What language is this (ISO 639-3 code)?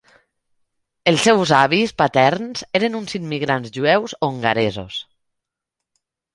cat